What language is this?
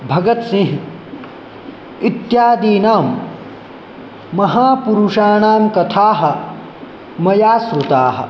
Sanskrit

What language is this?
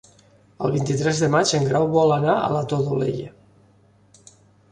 Catalan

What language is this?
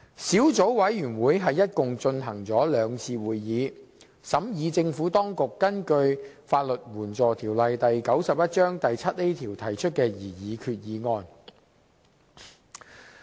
Cantonese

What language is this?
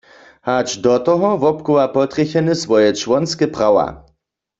Upper Sorbian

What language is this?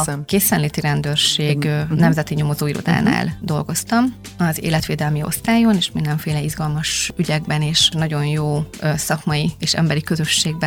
Hungarian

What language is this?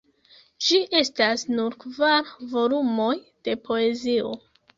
Esperanto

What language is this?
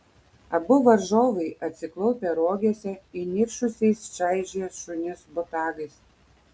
Lithuanian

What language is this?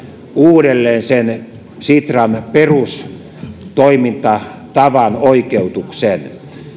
Finnish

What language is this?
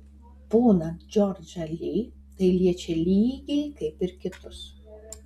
Lithuanian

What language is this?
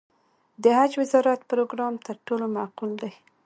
Pashto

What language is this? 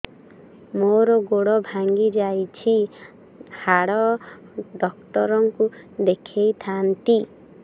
Odia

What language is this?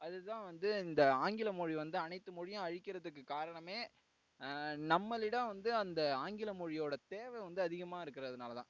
Tamil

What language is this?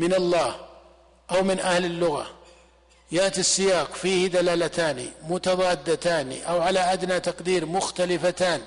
Arabic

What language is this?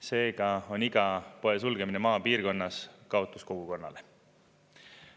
Estonian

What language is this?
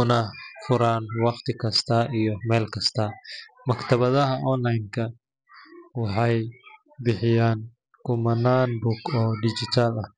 Somali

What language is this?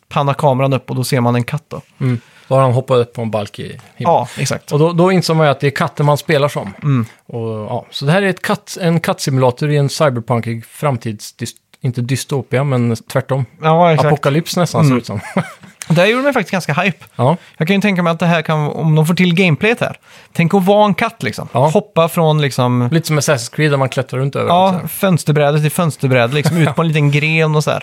Swedish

